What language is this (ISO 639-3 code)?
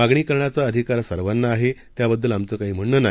mar